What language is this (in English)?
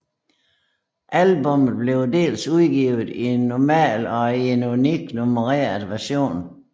Danish